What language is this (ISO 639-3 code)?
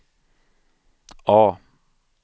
swe